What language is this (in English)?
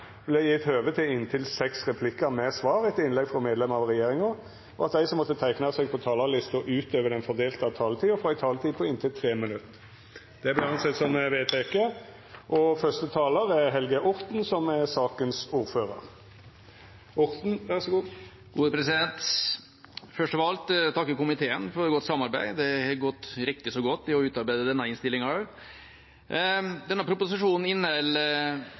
Norwegian